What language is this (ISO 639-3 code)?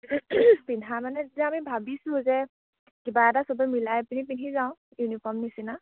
asm